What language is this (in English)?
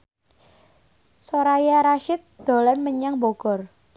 Javanese